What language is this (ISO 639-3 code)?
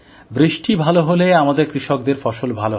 ben